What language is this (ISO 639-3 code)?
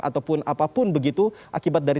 ind